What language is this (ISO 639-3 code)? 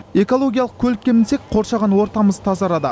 kaz